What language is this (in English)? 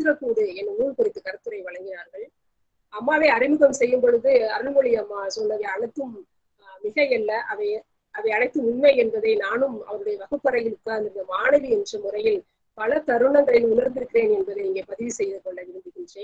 Thai